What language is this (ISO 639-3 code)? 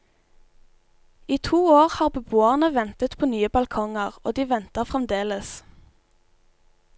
nor